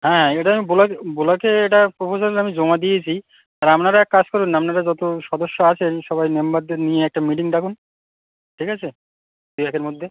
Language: Bangla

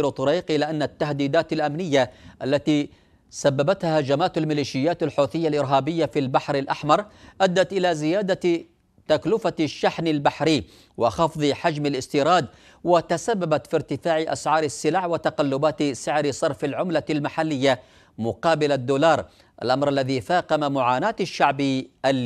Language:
Arabic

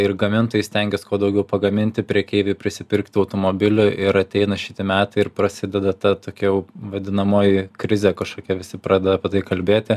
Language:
Lithuanian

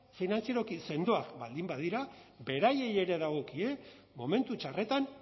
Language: Basque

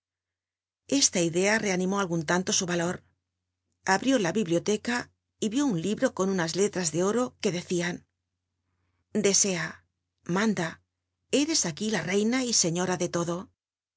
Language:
Spanish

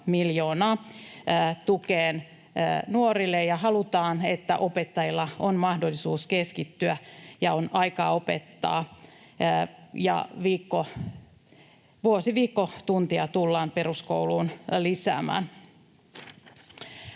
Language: Finnish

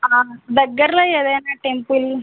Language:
Telugu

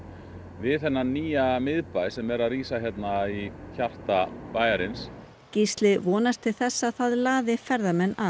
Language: Icelandic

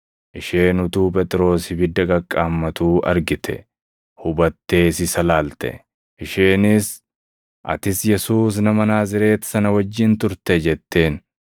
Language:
Oromo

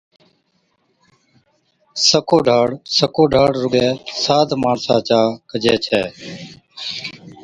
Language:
Od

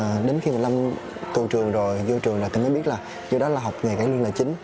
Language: Vietnamese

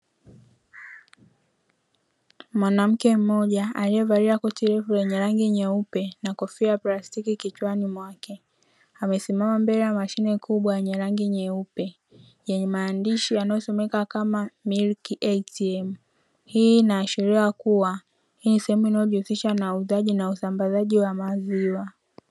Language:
Swahili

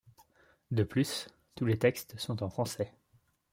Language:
French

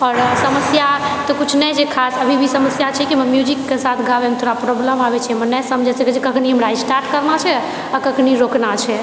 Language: Maithili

